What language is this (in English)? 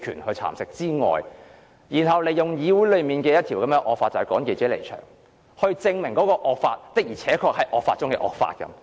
Cantonese